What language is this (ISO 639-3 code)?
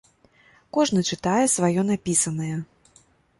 bel